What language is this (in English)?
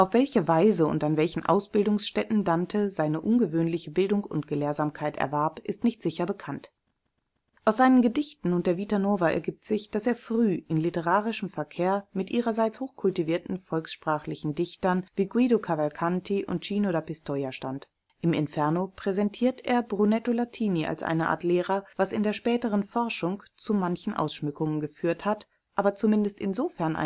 German